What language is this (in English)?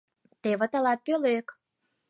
Mari